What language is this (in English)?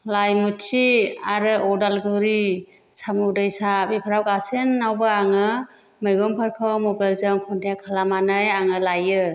Bodo